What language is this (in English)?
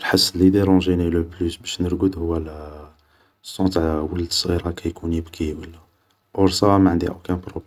Algerian Arabic